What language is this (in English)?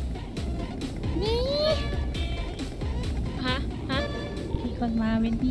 Thai